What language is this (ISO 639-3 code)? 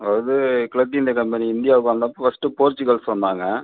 tam